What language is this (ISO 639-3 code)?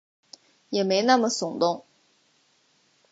zho